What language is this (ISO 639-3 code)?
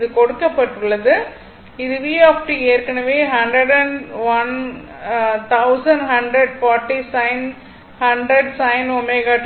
tam